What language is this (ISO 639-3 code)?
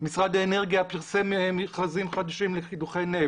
heb